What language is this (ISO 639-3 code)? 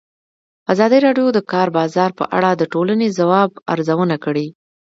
pus